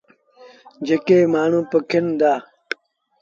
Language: Sindhi Bhil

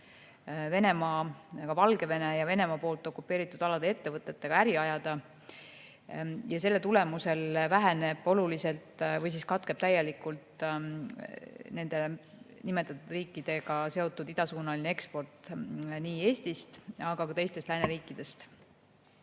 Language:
Estonian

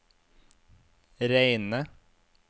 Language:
Norwegian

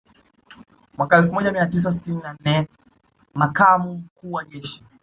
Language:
Swahili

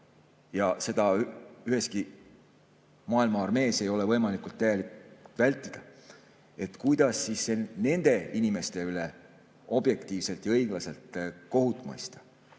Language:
Estonian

